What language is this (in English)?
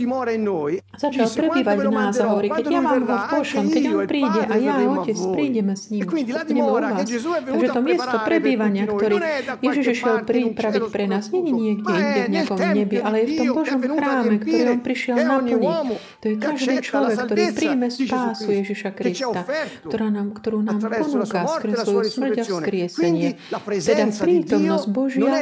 Slovak